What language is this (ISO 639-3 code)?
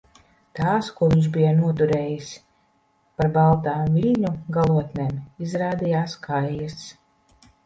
lav